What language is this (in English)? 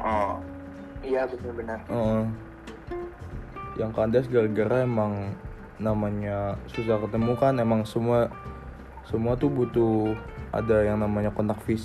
Indonesian